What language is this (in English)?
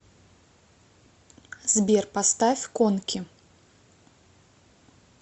Russian